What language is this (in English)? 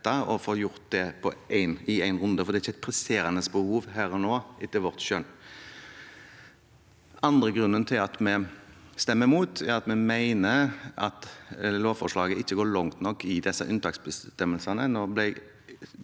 Norwegian